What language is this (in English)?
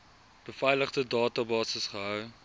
Afrikaans